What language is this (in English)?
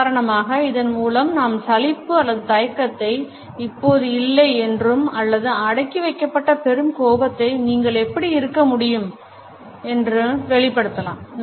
Tamil